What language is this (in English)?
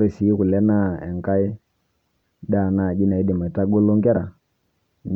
Masai